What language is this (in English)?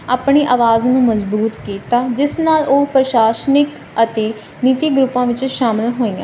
Punjabi